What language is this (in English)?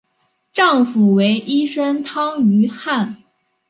Chinese